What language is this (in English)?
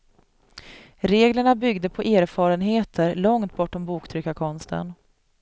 Swedish